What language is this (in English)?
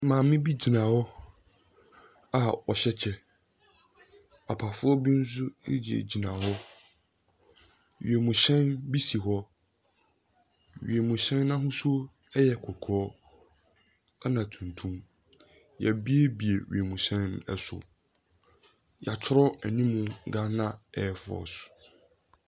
Akan